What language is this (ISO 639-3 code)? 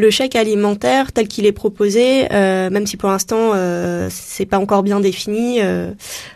fra